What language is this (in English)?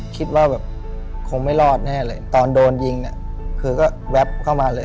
Thai